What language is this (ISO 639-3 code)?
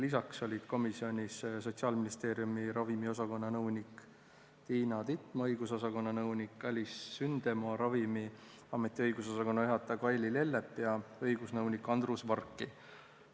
est